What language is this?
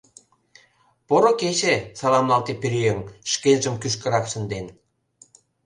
Mari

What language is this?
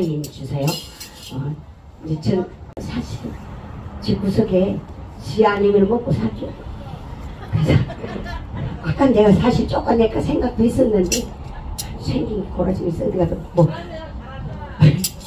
Korean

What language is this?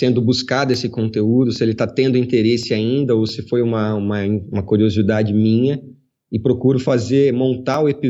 Portuguese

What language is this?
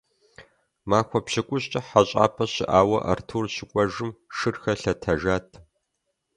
Kabardian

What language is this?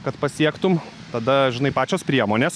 Lithuanian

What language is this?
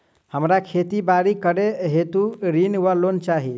Maithili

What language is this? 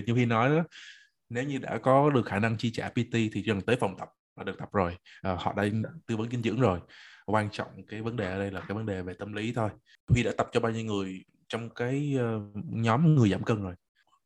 Vietnamese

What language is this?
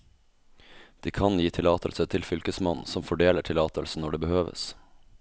Norwegian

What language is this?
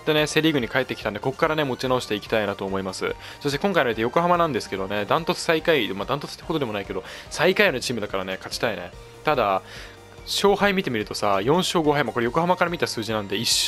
Japanese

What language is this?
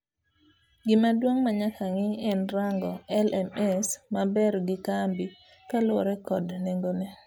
Luo (Kenya and Tanzania)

